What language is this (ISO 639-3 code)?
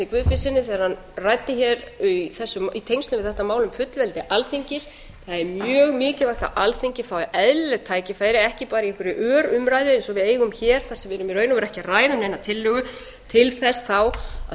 isl